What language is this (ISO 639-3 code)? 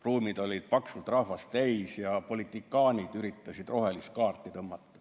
est